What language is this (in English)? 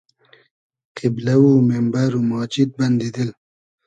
Hazaragi